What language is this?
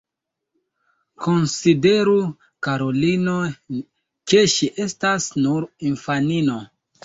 Esperanto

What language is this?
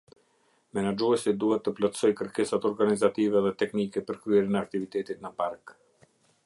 Albanian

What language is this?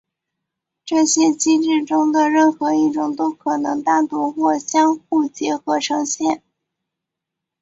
Chinese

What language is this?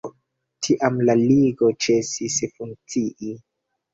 Esperanto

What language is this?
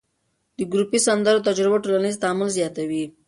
Pashto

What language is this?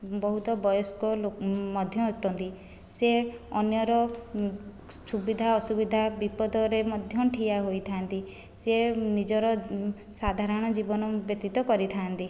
Odia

